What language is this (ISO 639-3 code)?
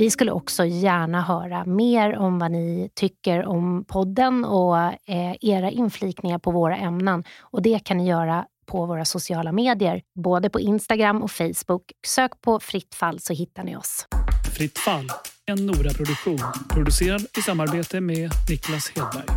swe